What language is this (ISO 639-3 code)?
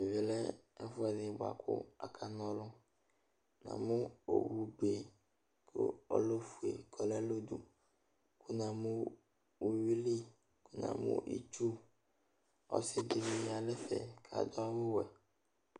kpo